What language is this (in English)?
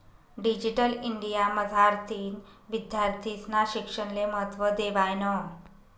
Marathi